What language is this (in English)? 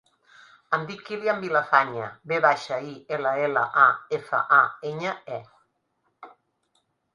Catalan